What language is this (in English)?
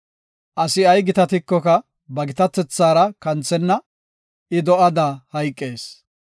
Gofa